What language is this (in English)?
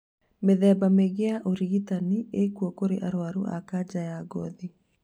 Kikuyu